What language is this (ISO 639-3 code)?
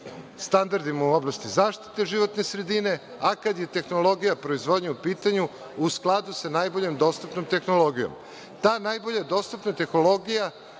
srp